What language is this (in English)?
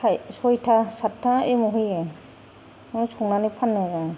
Bodo